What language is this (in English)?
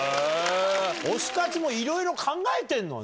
Japanese